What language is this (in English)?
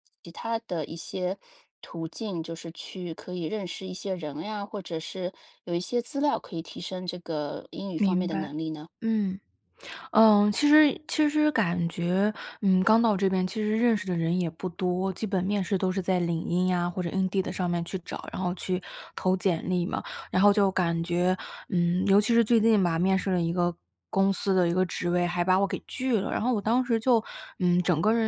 Chinese